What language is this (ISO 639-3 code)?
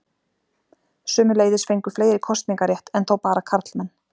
isl